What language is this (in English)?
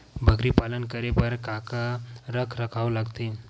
Chhattisgarhi